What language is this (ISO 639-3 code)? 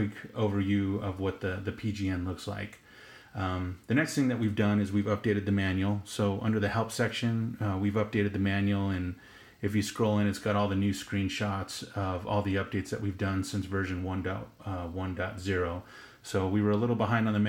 eng